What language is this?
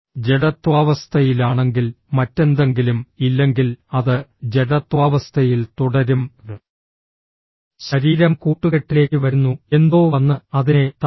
Malayalam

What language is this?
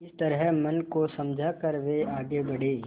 Hindi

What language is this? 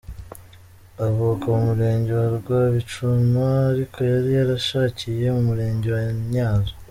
Kinyarwanda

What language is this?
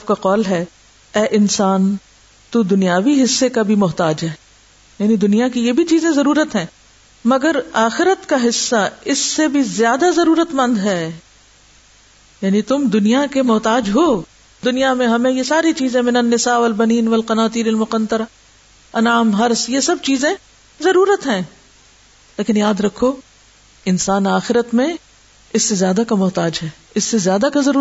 Urdu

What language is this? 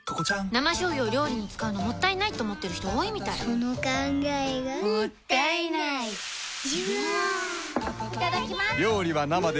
Japanese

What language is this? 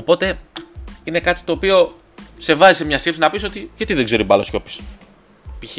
Greek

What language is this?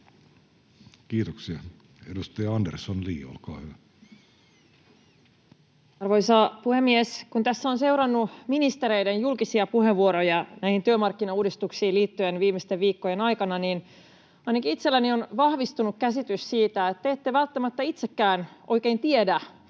Finnish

